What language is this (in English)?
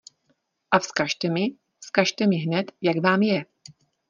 Czech